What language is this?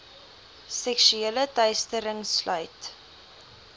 Afrikaans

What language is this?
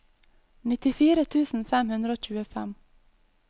Norwegian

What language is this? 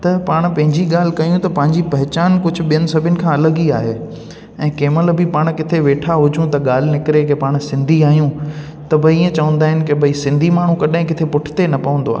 Sindhi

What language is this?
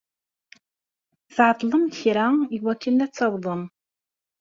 Kabyle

